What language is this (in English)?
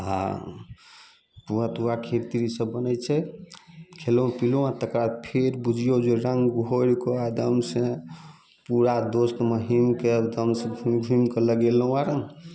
Maithili